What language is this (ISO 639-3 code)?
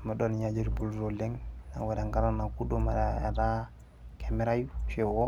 mas